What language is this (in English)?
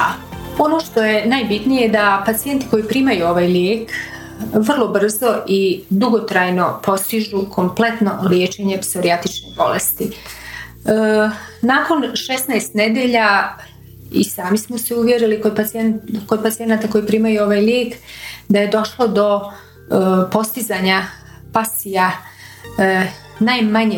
Croatian